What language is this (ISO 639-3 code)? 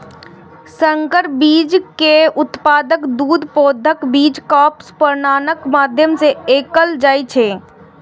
mai